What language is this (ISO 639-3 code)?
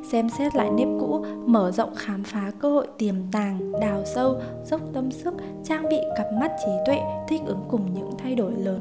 vie